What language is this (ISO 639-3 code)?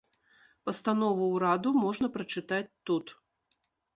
bel